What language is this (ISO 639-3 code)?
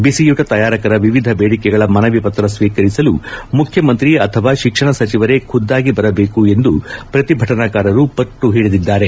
kan